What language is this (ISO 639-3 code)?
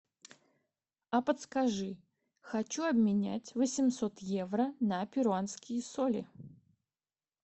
rus